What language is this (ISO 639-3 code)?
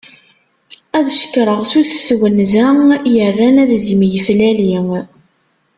kab